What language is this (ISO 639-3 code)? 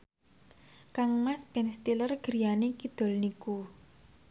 jav